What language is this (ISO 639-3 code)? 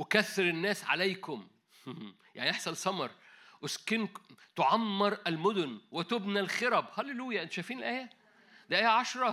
ara